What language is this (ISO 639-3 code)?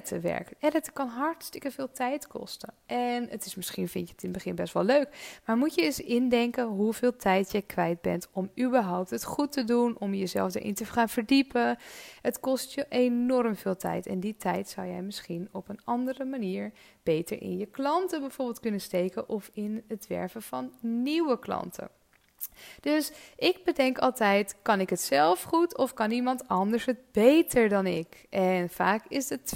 nld